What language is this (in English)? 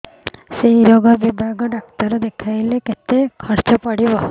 Odia